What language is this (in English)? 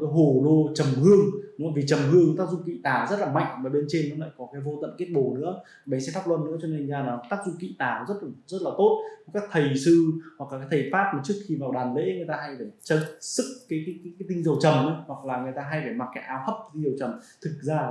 Vietnamese